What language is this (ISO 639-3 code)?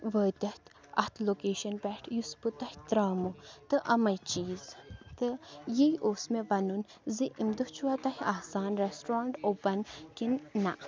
kas